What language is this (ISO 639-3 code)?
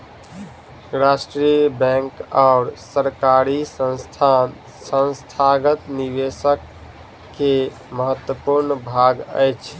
mai